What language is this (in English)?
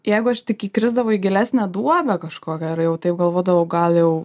Lithuanian